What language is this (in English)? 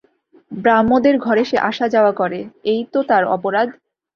Bangla